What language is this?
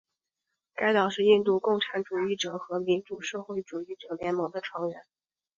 Chinese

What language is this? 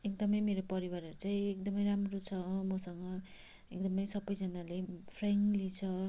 Nepali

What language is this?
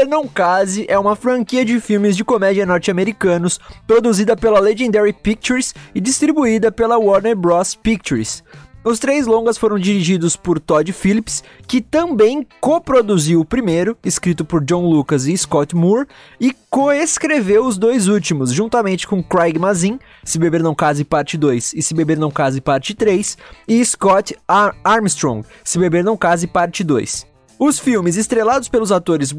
Portuguese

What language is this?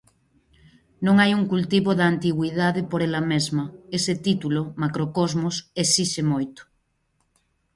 Galician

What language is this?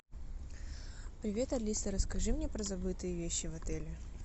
Russian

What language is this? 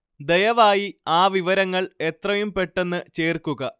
Malayalam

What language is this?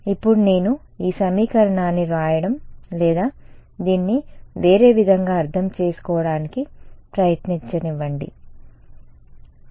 Telugu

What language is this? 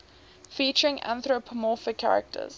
English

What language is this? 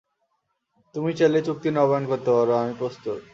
Bangla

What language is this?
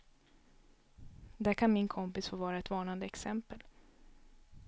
Swedish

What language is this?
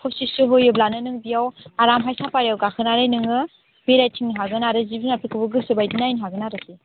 Bodo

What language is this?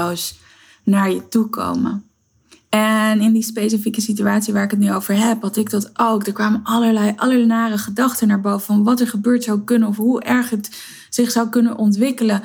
Dutch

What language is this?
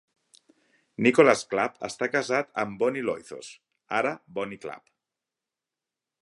Catalan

